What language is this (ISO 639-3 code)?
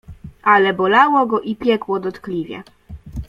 pol